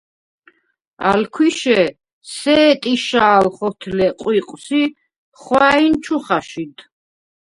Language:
Svan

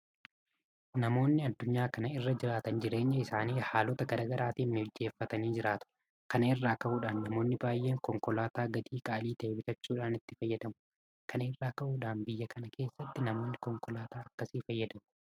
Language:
Oromo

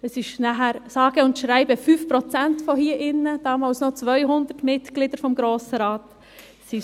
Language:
Swiss German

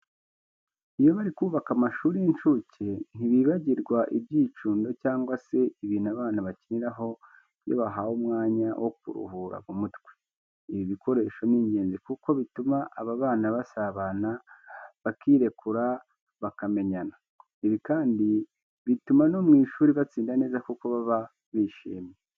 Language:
Kinyarwanda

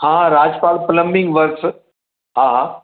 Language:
Sindhi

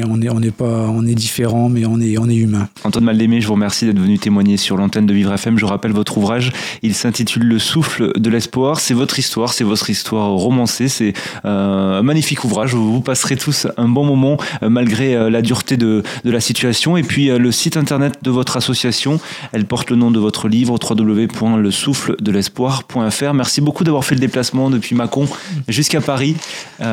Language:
French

